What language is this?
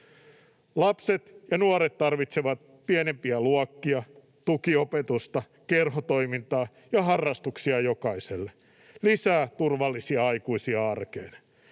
Finnish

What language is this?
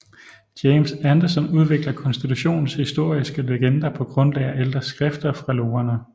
Danish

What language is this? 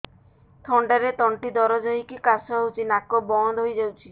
Odia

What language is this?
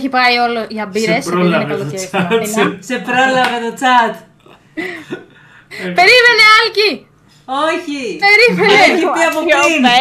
Greek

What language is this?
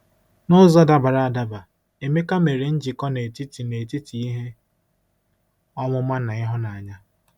Igbo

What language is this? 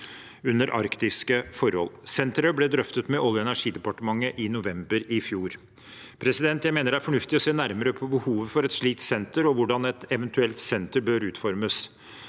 Norwegian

